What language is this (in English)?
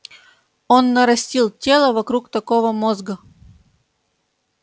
Russian